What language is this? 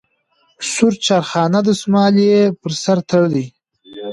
Pashto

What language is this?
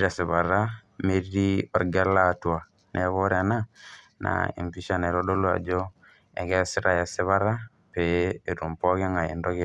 Masai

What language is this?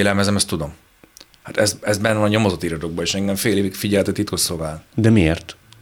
Hungarian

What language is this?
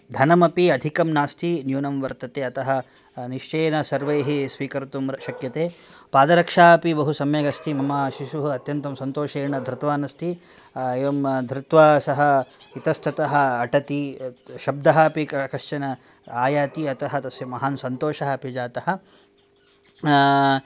Sanskrit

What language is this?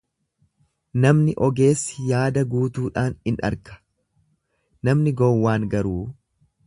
Oromo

